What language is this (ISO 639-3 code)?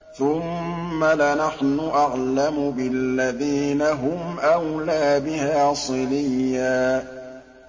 ara